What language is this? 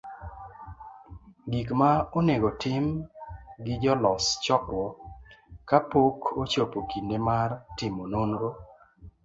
Luo (Kenya and Tanzania)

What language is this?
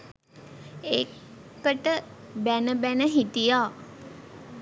Sinhala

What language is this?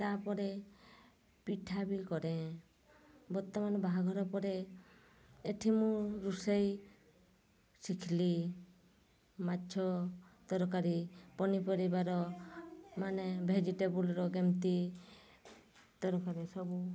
Odia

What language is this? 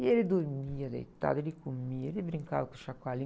Portuguese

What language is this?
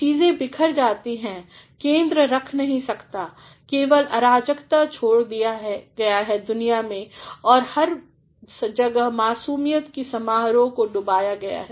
Hindi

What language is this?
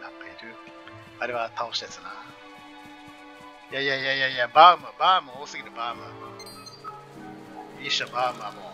Japanese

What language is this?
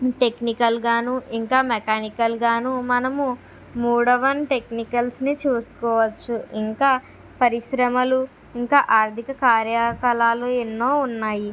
Telugu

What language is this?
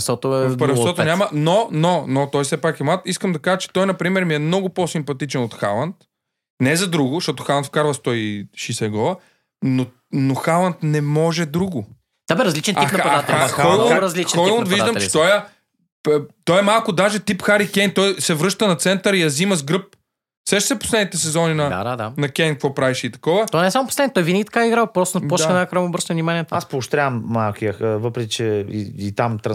Bulgarian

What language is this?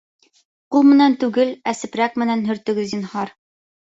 Bashkir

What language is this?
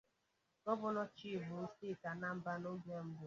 Igbo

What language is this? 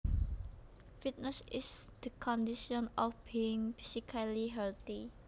Javanese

